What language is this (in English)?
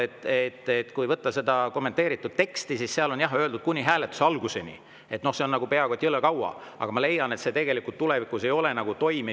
Estonian